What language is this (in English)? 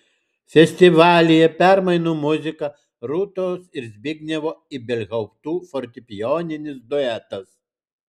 Lithuanian